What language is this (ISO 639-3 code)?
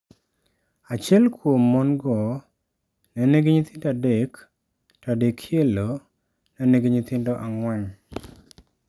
luo